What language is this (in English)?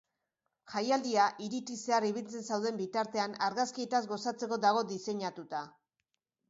Basque